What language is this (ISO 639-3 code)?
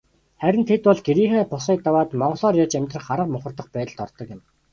mon